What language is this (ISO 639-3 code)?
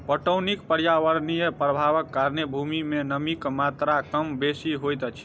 mai